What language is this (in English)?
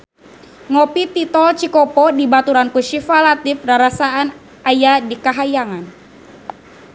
Sundanese